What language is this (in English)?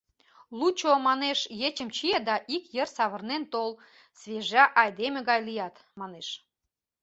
Mari